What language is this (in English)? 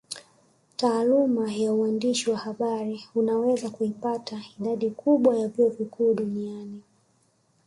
Swahili